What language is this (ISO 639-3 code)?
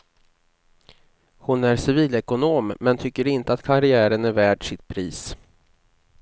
swe